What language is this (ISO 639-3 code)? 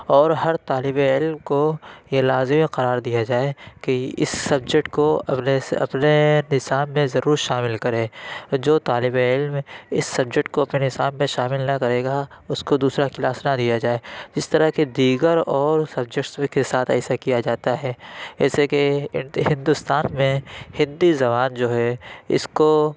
urd